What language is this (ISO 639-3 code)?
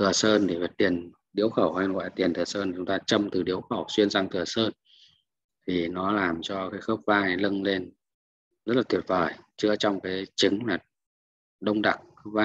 vie